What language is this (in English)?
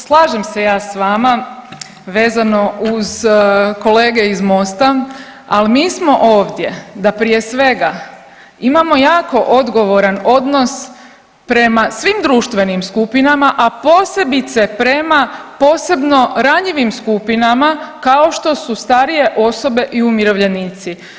Croatian